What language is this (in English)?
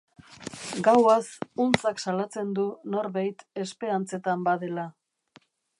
Basque